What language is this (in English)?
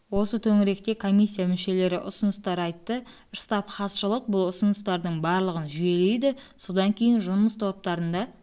Kazakh